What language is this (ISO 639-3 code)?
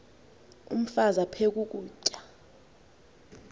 xho